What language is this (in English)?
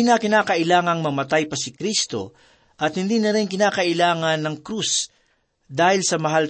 Filipino